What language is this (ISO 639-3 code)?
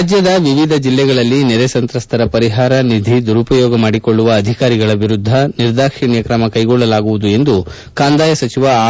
kan